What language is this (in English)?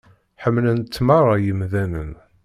Kabyle